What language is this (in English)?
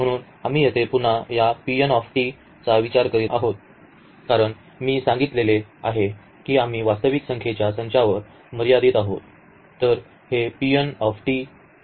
Marathi